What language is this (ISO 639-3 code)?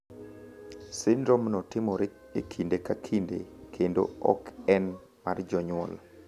luo